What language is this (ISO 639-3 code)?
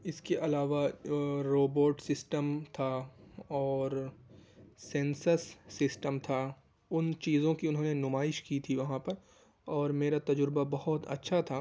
urd